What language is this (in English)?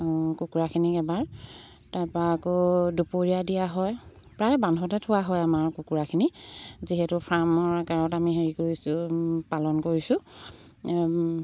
Assamese